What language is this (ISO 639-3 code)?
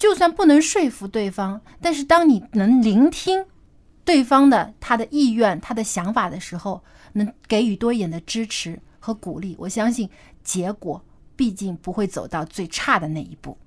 zho